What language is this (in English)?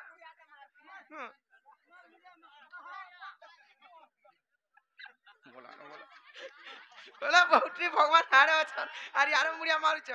Arabic